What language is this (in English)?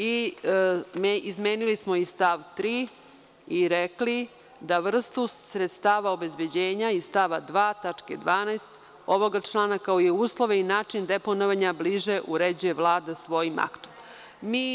Serbian